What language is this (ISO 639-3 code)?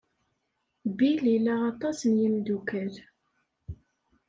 kab